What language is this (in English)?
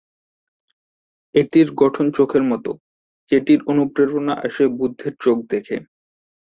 Bangla